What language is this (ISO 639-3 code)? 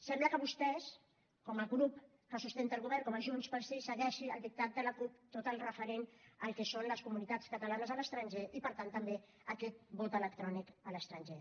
cat